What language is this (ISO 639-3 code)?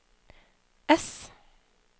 nor